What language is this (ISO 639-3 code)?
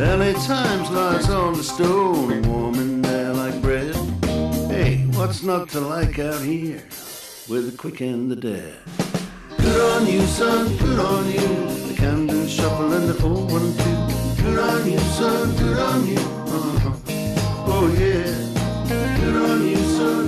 spa